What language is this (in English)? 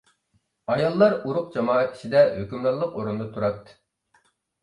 Uyghur